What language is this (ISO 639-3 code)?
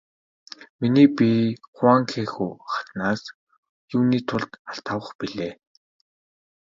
mon